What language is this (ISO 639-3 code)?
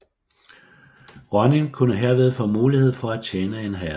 dan